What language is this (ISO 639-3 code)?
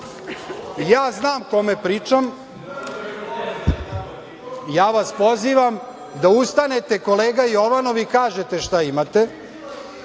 srp